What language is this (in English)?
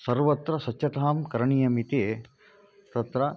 Sanskrit